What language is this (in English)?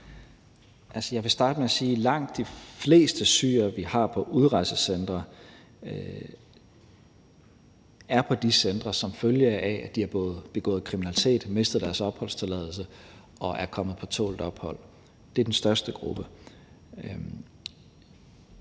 Danish